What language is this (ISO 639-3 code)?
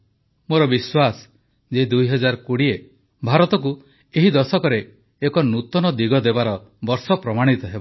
ori